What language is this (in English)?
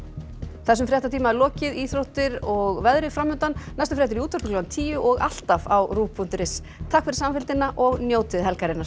Icelandic